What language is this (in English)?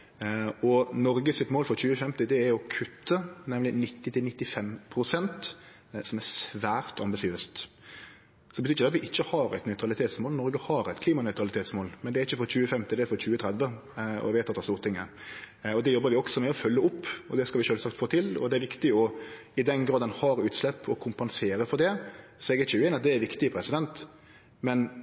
Norwegian Nynorsk